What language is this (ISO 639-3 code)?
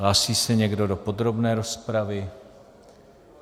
ces